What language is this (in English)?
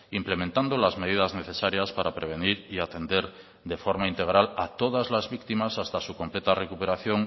Spanish